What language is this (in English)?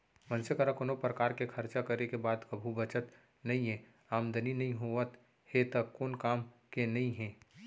Chhattisgarhi